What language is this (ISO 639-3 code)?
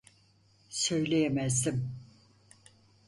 tur